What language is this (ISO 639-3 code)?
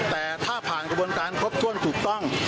tha